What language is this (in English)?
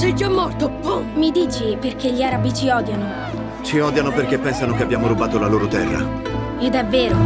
Italian